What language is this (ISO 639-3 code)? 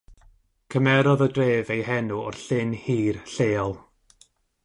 cym